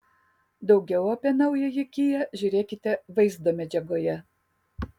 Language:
Lithuanian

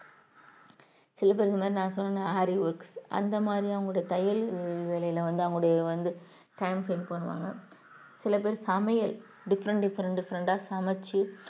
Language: Tamil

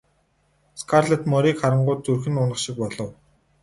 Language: Mongolian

